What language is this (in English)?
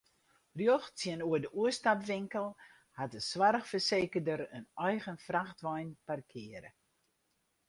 Western Frisian